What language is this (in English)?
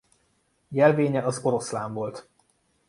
Hungarian